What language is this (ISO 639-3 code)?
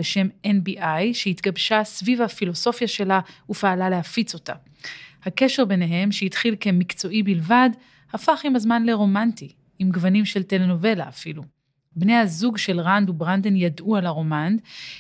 heb